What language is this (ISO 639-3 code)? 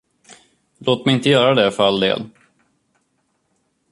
swe